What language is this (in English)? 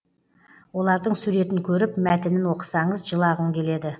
Kazakh